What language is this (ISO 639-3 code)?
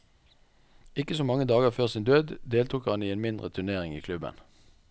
nor